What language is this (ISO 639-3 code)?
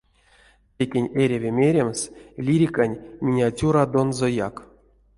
myv